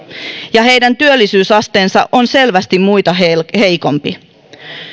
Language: Finnish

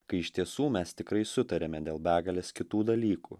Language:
Lithuanian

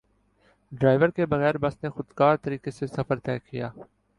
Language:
Urdu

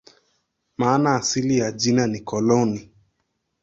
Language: Swahili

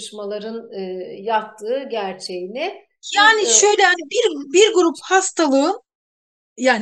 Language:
Turkish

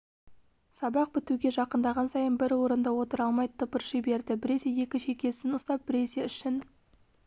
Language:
Kazakh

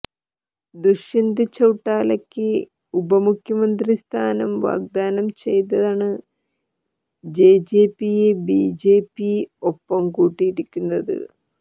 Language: Malayalam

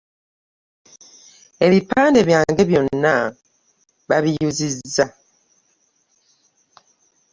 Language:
Ganda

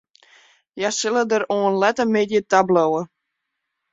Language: Western Frisian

